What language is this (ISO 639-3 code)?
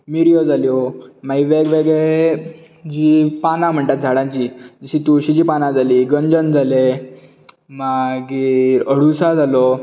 kok